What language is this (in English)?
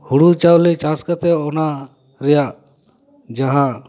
Santali